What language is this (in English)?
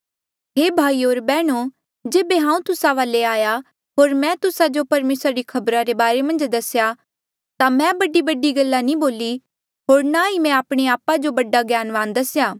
Mandeali